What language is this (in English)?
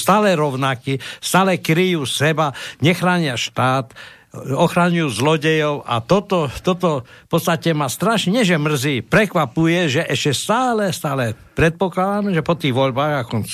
Slovak